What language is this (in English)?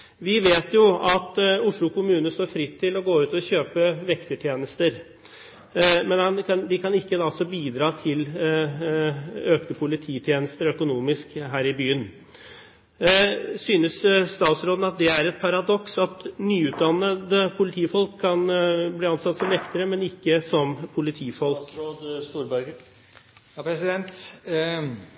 Norwegian Bokmål